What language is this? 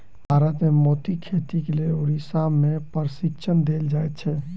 Maithili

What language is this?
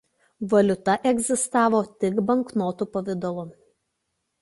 Lithuanian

